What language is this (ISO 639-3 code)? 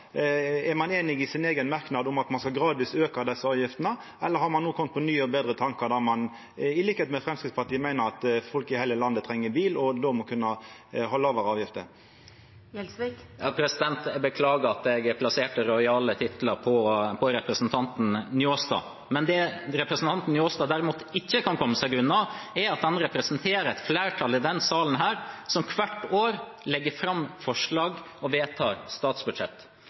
nor